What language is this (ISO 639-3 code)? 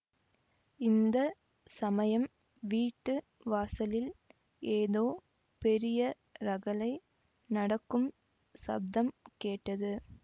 tam